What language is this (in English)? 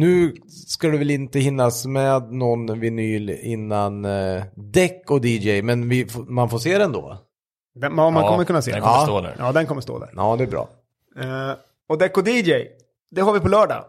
Swedish